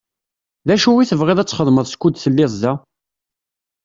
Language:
Kabyle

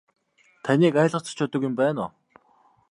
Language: Mongolian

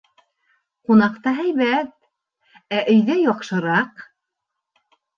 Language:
Bashkir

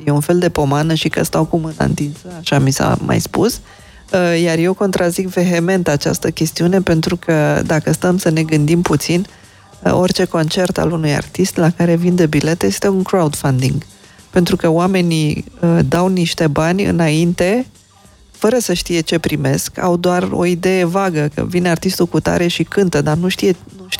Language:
Romanian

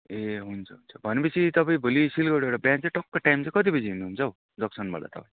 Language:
Nepali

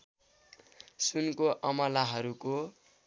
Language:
Nepali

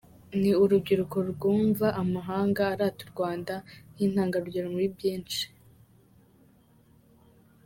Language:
Kinyarwanda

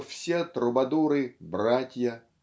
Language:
Russian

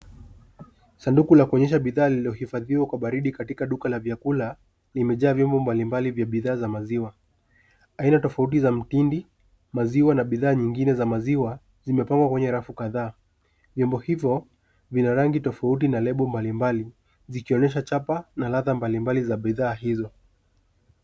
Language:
Swahili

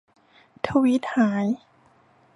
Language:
Thai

